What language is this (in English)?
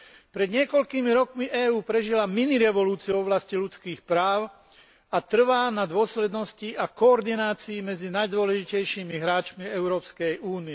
Slovak